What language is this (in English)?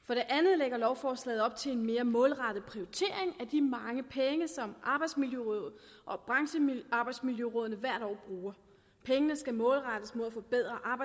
Danish